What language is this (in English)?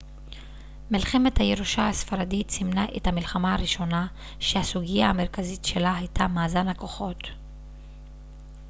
Hebrew